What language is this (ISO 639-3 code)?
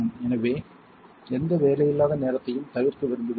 tam